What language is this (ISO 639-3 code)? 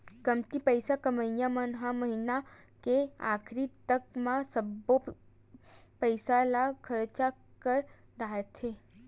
hne